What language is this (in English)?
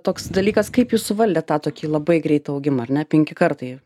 Lithuanian